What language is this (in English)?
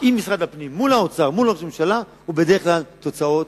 Hebrew